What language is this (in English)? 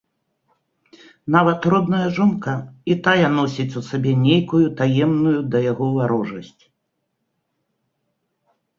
Belarusian